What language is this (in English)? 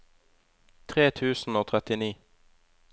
Norwegian